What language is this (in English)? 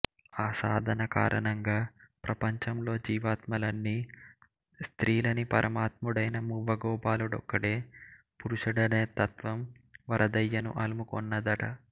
Telugu